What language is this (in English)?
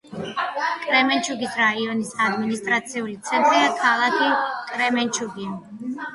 Georgian